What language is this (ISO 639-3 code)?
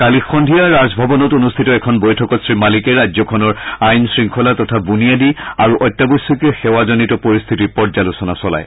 asm